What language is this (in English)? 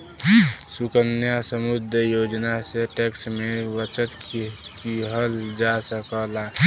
Bhojpuri